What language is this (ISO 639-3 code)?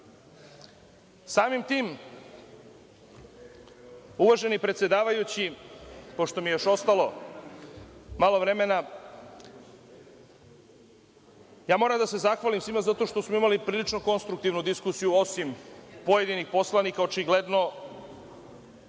srp